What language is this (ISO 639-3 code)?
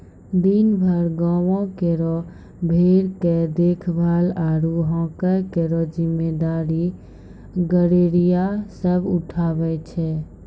mai